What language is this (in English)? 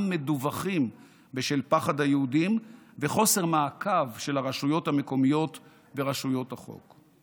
Hebrew